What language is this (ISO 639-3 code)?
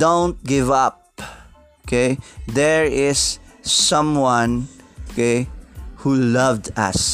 fil